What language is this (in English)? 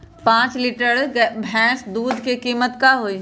Magahi